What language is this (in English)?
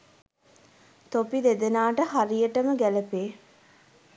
Sinhala